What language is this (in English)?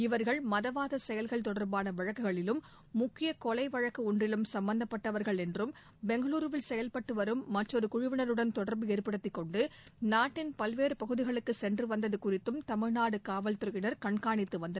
Tamil